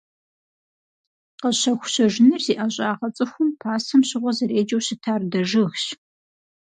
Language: Kabardian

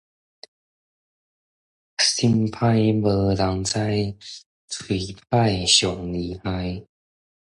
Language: Min Nan Chinese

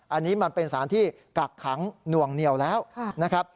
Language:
Thai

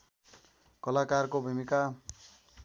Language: Nepali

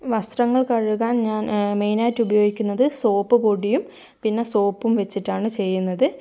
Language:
Malayalam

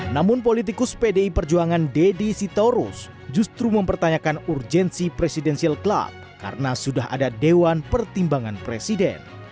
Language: Indonesian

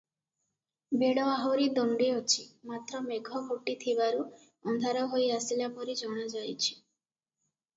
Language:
Odia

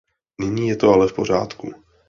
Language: Czech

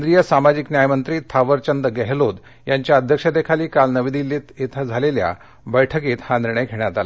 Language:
Marathi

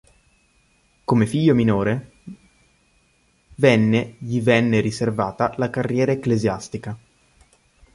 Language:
Italian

